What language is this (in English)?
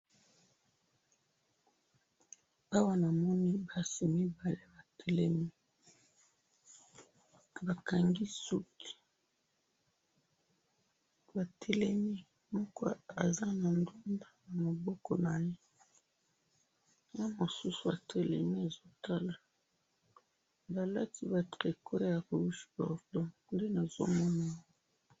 Lingala